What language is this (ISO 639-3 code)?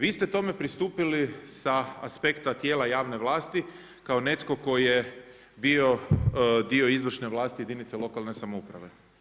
hrv